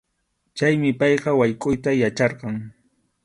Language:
Arequipa-La Unión Quechua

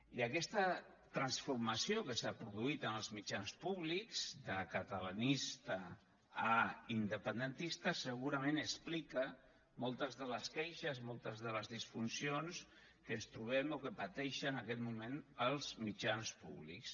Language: Catalan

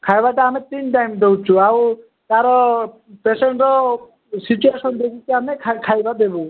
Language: Odia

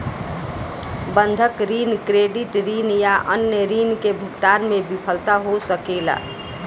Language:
Bhojpuri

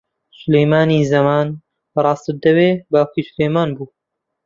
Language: Central Kurdish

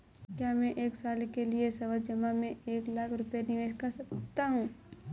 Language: Hindi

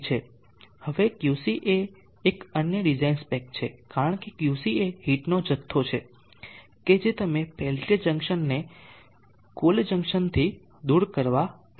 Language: Gujarati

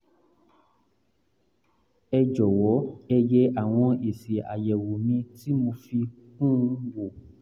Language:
Yoruba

